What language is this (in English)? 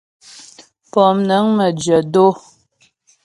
Ghomala